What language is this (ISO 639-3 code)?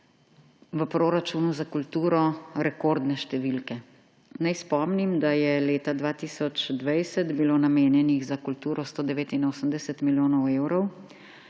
slv